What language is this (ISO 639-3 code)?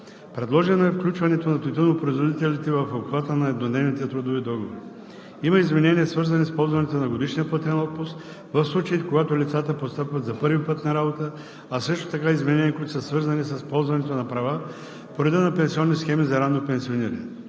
bul